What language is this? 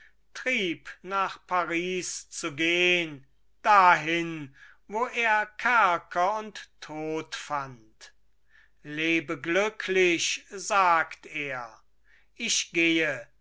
German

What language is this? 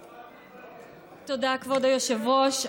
Hebrew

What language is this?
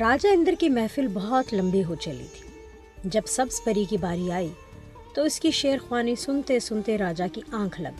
Urdu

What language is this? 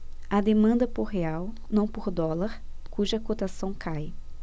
Portuguese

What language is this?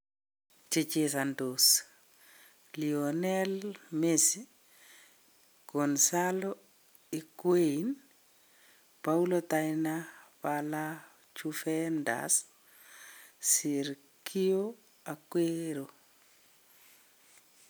Kalenjin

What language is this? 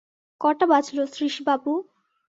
Bangla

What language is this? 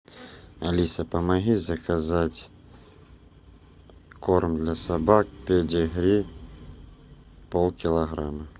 Russian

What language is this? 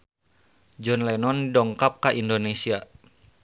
Sundanese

